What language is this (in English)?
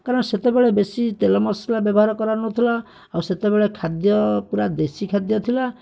Odia